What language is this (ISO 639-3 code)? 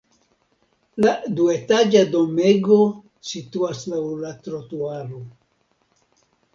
epo